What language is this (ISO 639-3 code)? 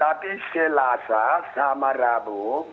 ind